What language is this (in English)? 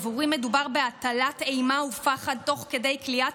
Hebrew